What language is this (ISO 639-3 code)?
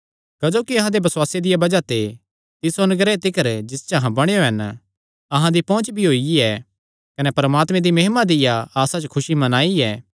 xnr